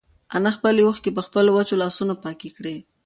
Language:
Pashto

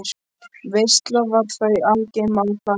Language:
Icelandic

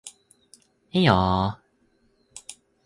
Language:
Japanese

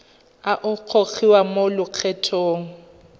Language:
Tswana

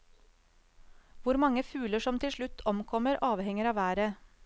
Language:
Norwegian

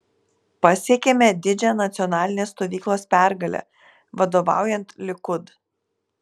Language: Lithuanian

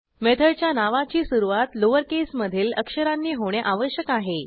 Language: Marathi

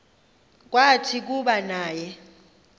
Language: Xhosa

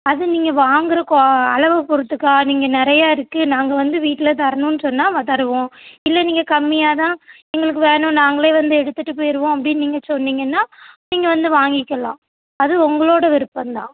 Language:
Tamil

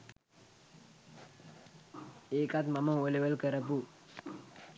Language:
Sinhala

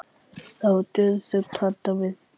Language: Icelandic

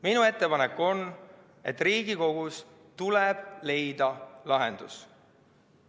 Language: Estonian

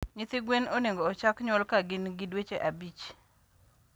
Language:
Luo (Kenya and Tanzania)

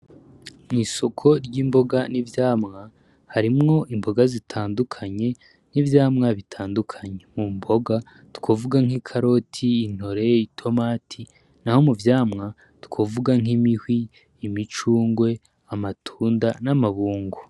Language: Rundi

